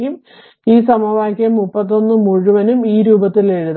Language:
Malayalam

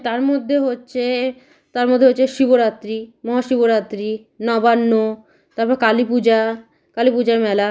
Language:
Bangla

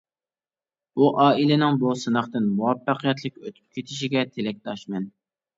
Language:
Uyghur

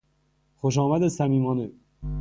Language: Persian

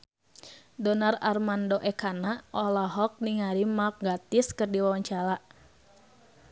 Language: Sundanese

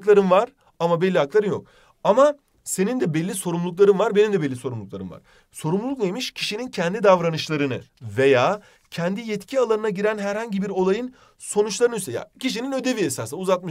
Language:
Turkish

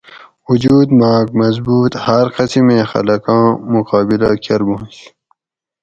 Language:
Gawri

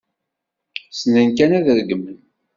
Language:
Kabyle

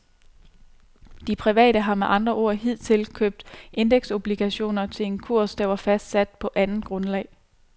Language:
Danish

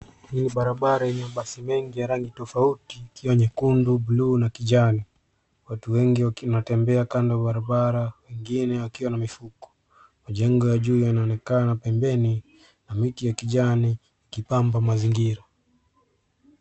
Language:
Swahili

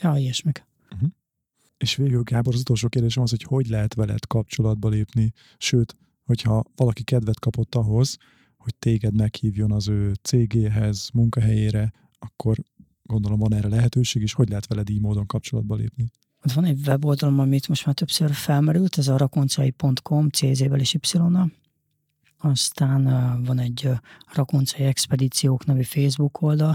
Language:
Hungarian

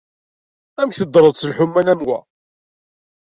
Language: Kabyle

